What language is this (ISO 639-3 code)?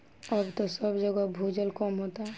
bho